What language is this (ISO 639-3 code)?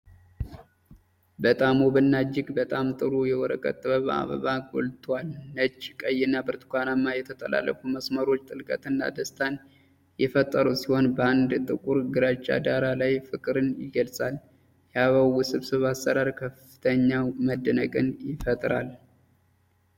amh